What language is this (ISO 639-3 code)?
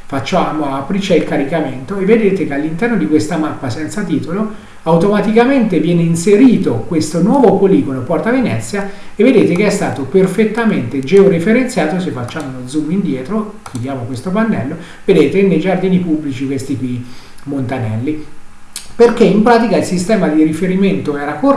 ita